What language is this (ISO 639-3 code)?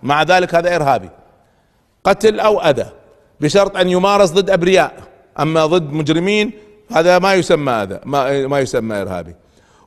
ara